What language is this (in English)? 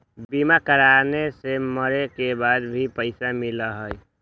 Magahi